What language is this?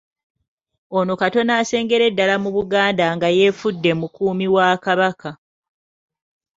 Ganda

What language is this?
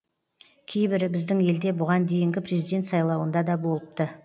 Kazakh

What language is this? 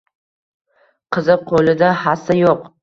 Uzbek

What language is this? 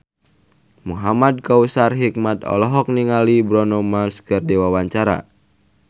Sundanese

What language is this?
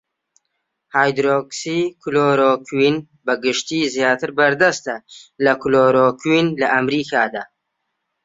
Central Kurdish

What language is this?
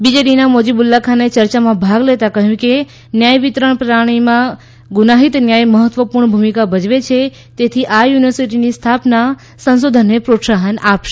Gujarati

